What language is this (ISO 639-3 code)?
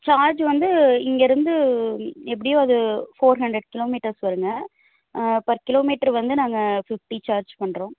tam